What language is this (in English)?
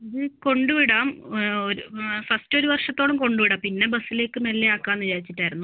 Malayalam